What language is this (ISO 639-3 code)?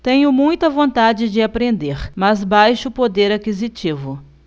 por